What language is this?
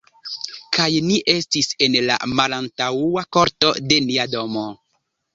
Esperanto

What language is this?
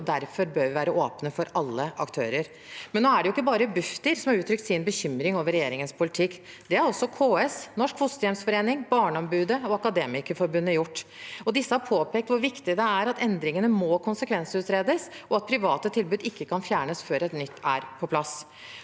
Norwegian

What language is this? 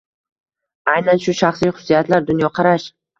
Uzbek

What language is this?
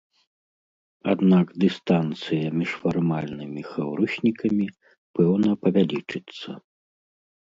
Belarusian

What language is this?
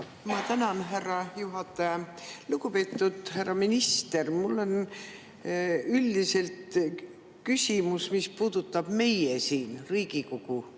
Estonian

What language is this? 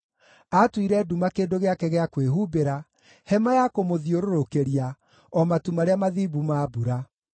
Kikuyu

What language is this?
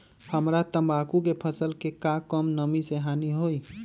Magahi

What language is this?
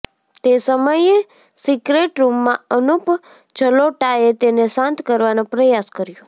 Gujarati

